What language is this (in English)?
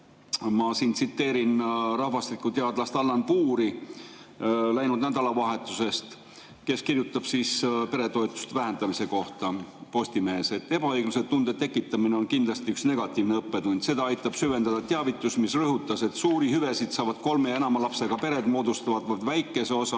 Estonian